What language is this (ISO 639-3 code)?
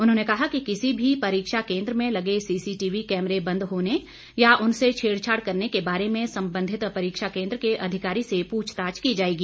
hin